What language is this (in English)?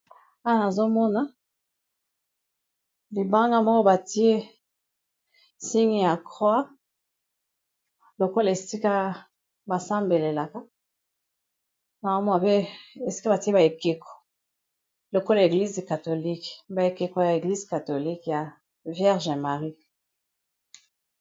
Lingala